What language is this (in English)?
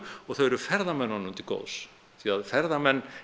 Icelandic